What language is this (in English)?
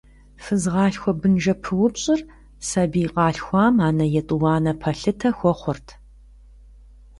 Kabardian